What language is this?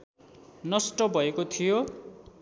Nepali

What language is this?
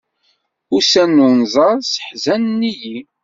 Kabyle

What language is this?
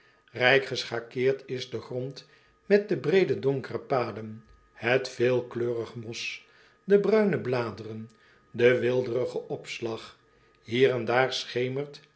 Dutch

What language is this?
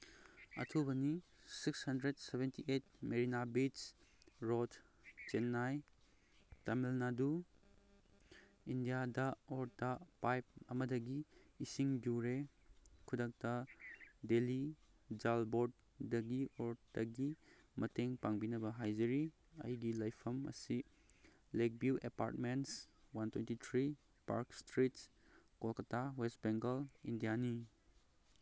Manipuri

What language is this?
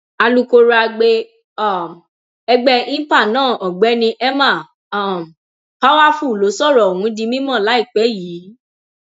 Yoruba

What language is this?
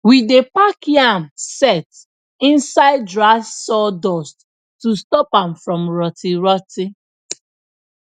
Nigerian Pidgin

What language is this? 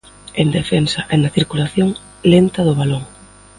Galician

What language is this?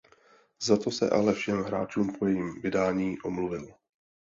Czech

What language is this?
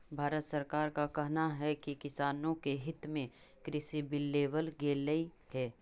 Magahi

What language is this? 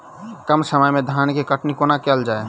Maithili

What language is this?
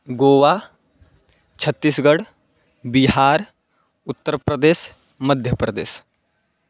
Sanskrit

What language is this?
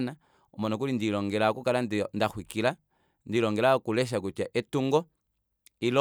Kuanyama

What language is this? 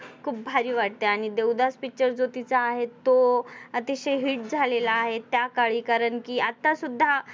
Marathi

